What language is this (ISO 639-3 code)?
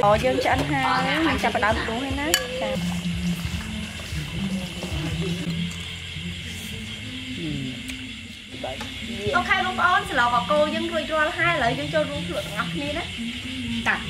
vie